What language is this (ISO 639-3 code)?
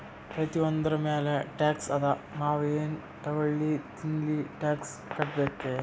kan